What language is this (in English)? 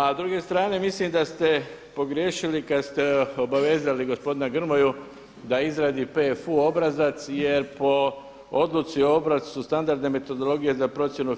Croatian